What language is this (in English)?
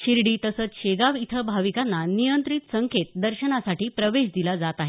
Marathi